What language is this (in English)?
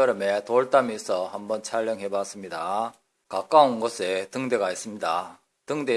Korean